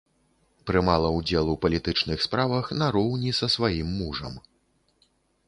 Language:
Belarusian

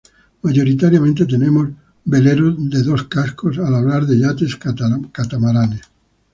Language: Spanish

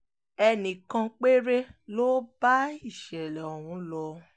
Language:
Yoruba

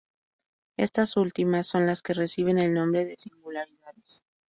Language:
Spanish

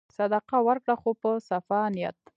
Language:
Pashto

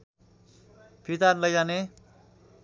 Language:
Nepali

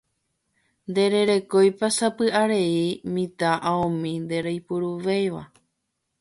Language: Guarani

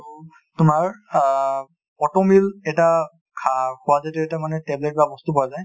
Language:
Assamese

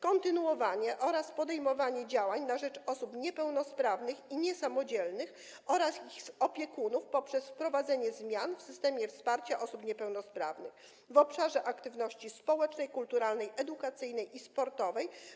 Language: Polish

